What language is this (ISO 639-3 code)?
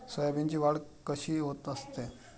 mar